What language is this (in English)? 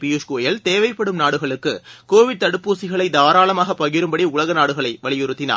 Tamil